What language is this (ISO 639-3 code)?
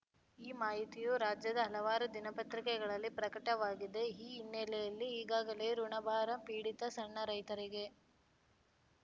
kan